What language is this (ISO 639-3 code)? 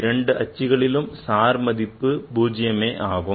tam